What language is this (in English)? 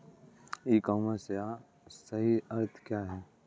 Hindi